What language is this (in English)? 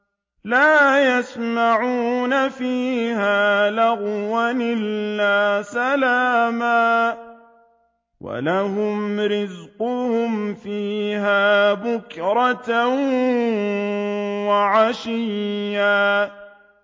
Arabic